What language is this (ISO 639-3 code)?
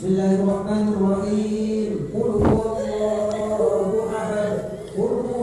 ara